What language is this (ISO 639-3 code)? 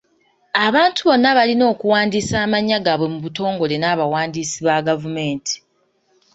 lug